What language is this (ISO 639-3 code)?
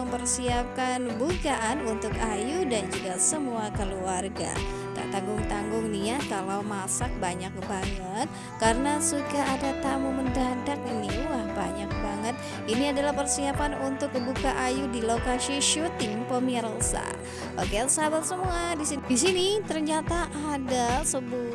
ind